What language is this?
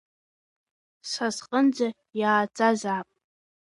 Abkhazian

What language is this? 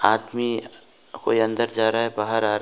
Hindi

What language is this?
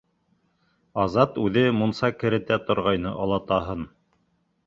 Bashkir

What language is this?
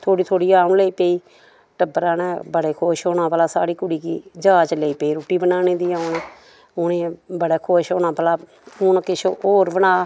Dogri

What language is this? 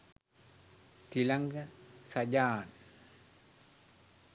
Sinhala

